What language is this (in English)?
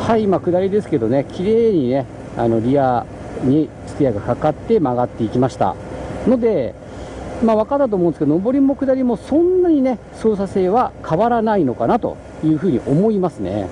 Japanese